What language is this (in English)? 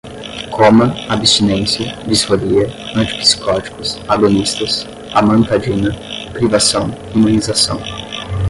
Portuguese